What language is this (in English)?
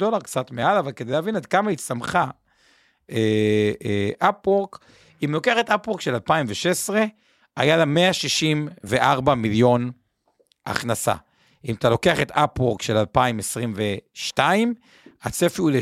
Hebrew